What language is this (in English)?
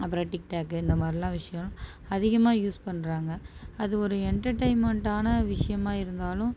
Tamil